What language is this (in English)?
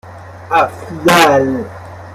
Persian